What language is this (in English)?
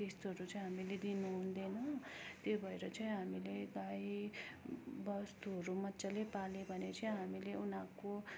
Nepali